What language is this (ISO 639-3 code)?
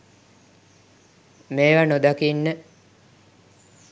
sin